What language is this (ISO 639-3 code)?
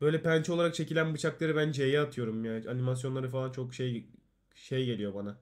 tur